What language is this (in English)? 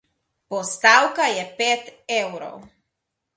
Slovenian